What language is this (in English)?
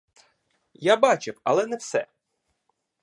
Ukrainian